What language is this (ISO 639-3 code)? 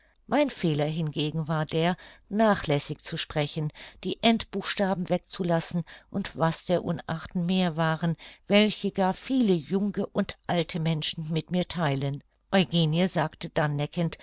deu